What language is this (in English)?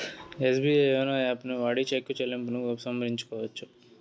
Telugu